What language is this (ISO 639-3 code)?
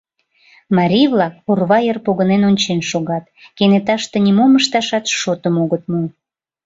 chm